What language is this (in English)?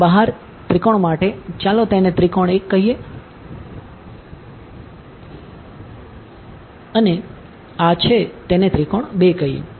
Gujarati